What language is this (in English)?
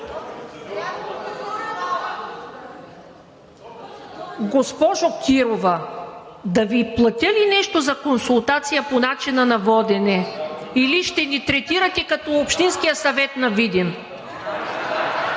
Bulgarian